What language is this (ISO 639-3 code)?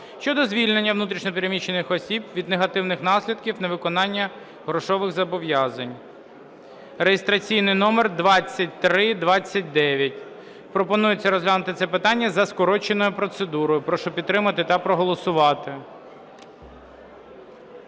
ukr